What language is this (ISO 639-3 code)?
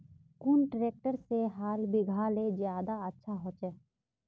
mag